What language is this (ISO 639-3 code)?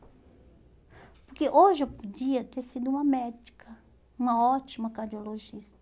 por